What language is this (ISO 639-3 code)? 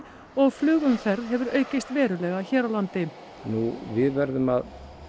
isl